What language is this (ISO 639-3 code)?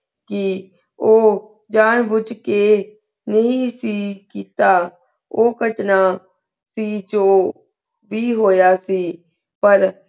pan